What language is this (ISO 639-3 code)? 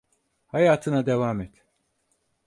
tur